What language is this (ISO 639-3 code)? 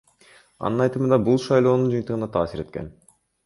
kir